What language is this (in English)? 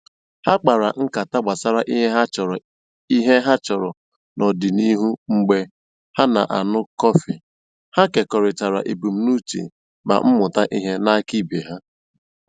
Igbo